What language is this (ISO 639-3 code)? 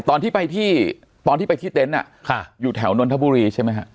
tha